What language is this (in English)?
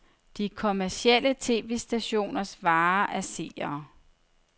Danish